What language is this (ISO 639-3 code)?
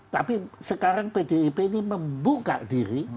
ind